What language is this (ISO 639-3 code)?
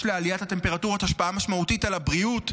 heb